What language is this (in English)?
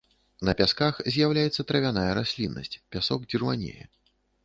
Belarusian